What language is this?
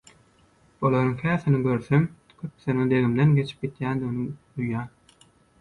Turkmen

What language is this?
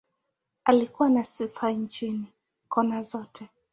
Swahili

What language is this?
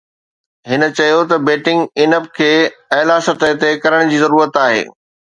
Sindhi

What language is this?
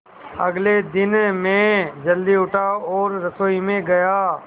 Hindi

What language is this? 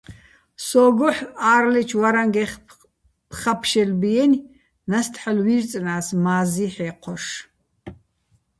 Bats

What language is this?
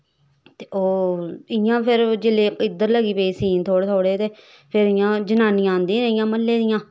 Dogri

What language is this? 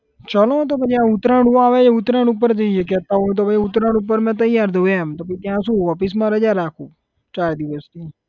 Gujarati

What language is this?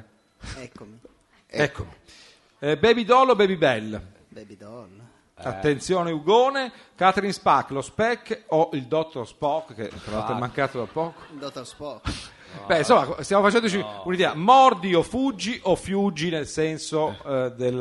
Italian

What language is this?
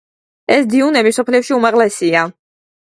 Georgian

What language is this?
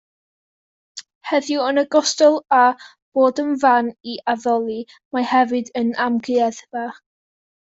Welsh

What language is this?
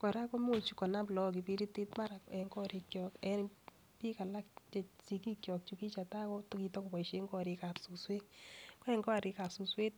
Kalenjin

